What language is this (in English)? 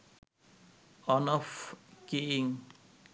Bangla